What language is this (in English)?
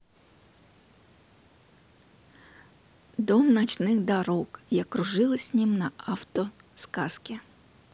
Russian